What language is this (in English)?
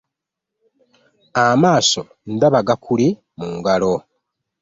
Ganda